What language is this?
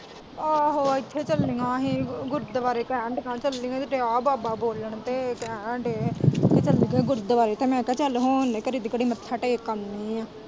Punjabi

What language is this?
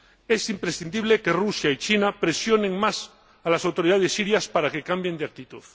Spanish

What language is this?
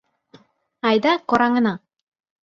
Mari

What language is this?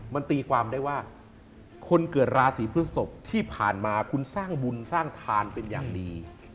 Thai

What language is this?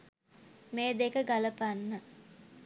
Sinhala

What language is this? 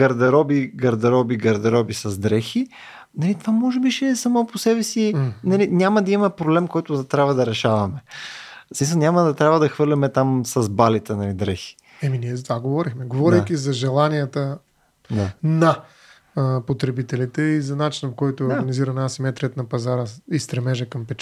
Bulgarian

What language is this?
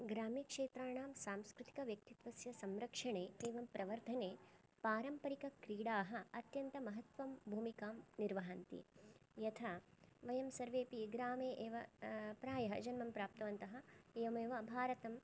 Sanskrit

